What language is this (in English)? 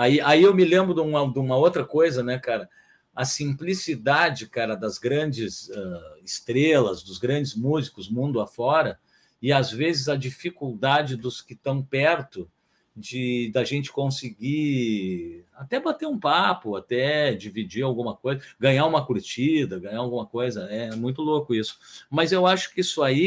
Portuguese